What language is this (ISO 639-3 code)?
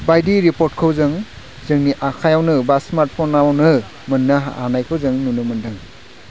brx